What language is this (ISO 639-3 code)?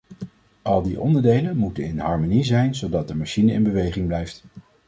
nld